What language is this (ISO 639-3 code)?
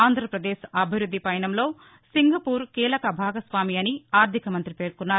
tel